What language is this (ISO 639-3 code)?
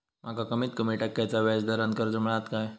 mar